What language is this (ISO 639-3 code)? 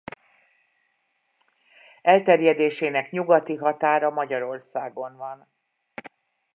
hun